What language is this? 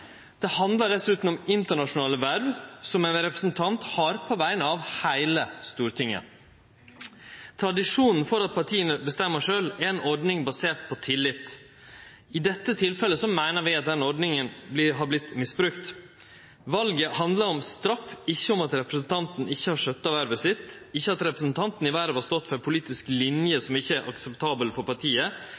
Norwegian Nynorsk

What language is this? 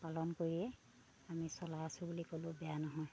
Assamese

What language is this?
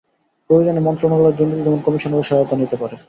Bangla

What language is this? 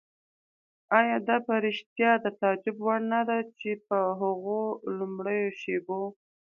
Pashto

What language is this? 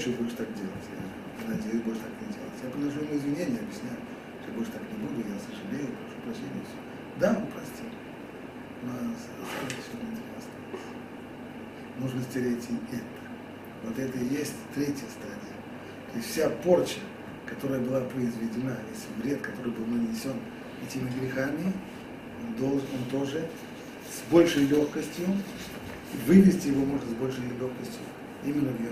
Russian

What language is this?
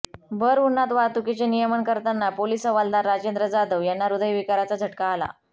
Marathi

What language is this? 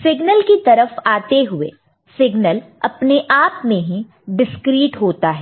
Hindi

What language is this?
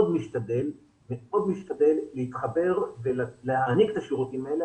Hebrew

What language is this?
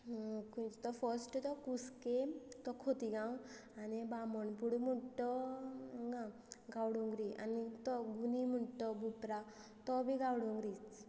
Konkani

